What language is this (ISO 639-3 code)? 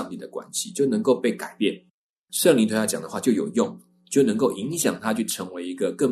zho